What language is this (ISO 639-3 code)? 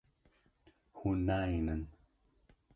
kur